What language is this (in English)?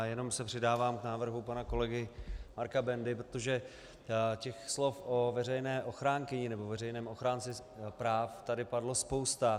Czech